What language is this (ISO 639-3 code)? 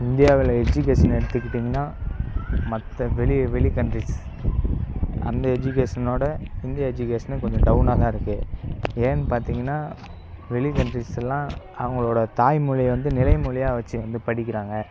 tam